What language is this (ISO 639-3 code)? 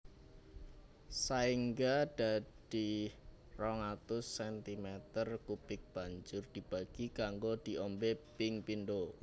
jav